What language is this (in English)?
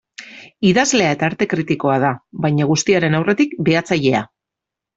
Basque